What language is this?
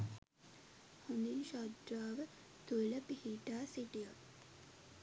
Sinhala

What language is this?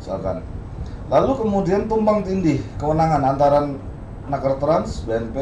Indonesian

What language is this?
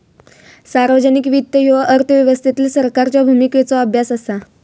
Marathi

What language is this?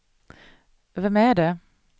Swedish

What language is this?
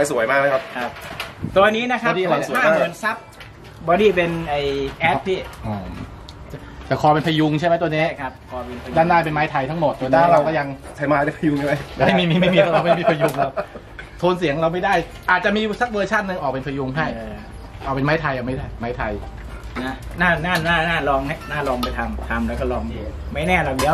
Thai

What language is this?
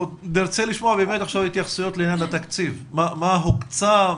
Hebrew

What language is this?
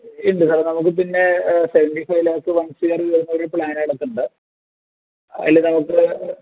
Malayalam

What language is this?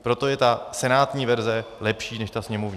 Czech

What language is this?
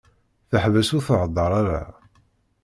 Kabyle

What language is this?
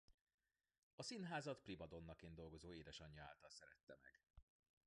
Hungarian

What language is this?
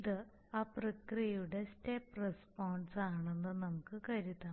Malayalam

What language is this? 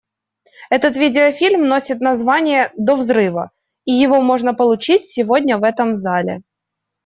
Russian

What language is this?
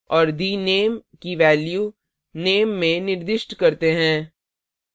Hindi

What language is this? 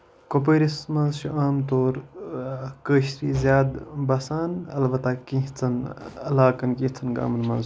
Kashmiri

